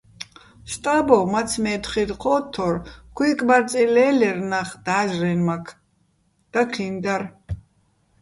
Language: Bats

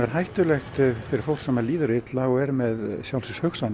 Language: Icelandic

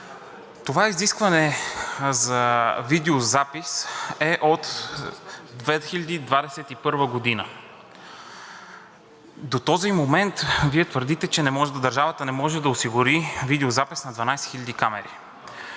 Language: Bulgarian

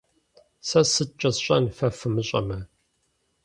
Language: Kabardian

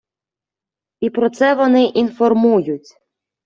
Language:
Ukrainian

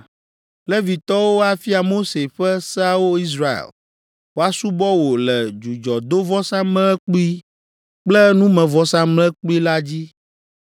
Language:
Ewe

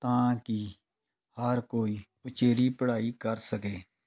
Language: Punjabi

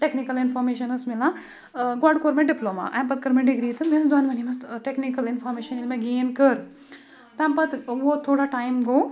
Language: Kashmiri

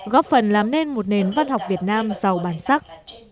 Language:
Vietnamese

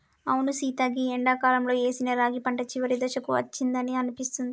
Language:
Telugu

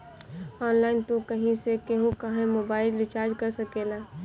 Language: Bhojpuri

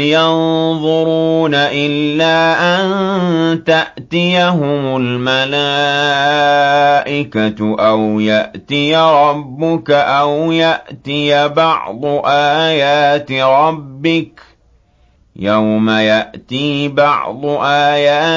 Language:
Arabic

